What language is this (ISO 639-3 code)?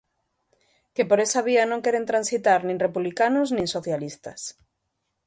glg